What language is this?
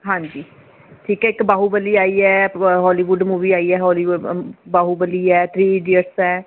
Punjabi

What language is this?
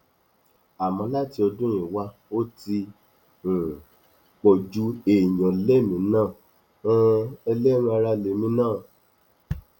Yoruba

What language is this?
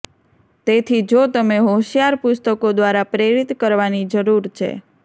Gujarati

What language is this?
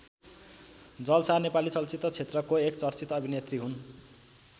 Nepali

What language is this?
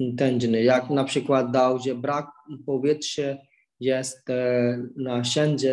Polish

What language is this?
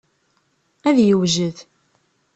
Kabyle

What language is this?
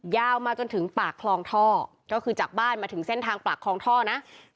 Thai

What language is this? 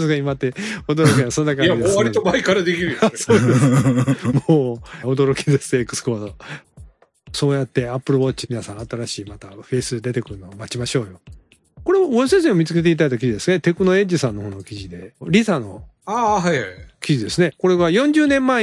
Japanese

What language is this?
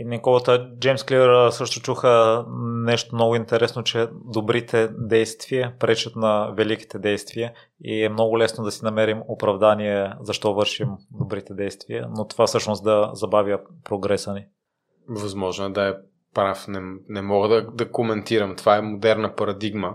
Bulgarian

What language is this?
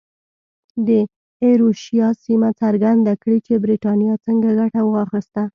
Pashto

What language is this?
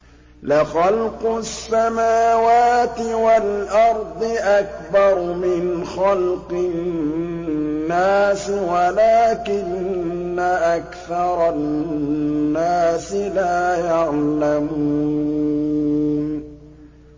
Arabic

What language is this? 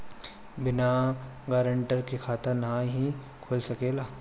Bhojpuri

